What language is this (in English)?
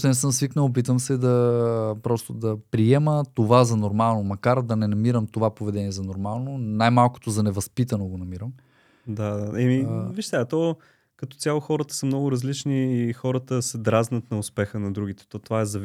Bulgarian